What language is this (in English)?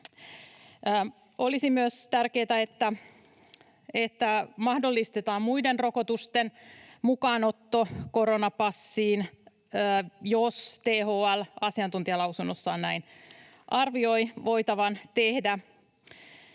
Finnish